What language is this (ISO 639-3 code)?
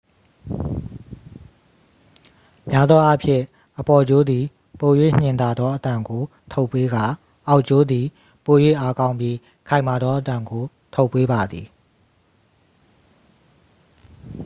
mya